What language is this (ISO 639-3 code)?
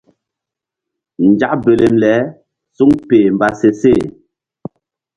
mdd